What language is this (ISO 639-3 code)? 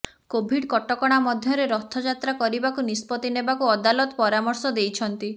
ori